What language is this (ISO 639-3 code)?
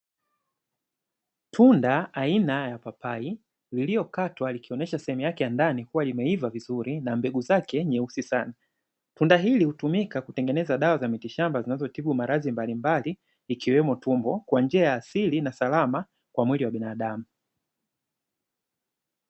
swa